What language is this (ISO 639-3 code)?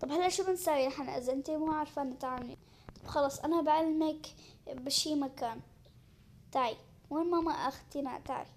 ara